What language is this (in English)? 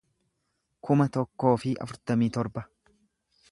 Oromo